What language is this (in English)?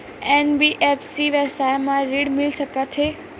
Chhattisgarhi